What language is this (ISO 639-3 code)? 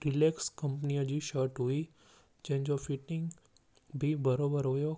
snd